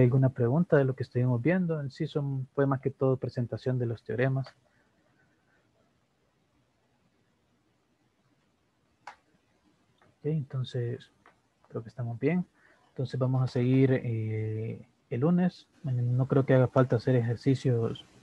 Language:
Spanish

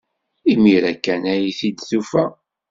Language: Kabyle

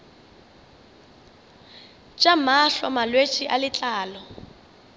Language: Northern Sotho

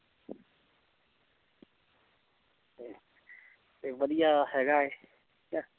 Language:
Punjabi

